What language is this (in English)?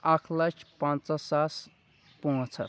Kashmiri